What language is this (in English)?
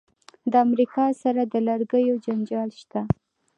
Pashto